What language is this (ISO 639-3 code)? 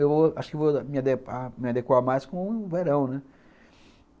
por